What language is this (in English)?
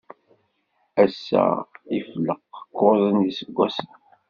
Kabyle